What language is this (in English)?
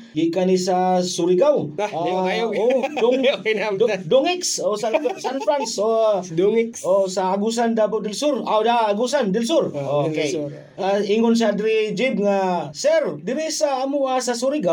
Filipino